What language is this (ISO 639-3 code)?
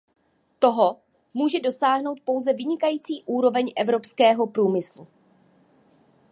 ces